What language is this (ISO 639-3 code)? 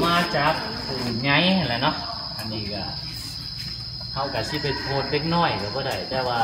tha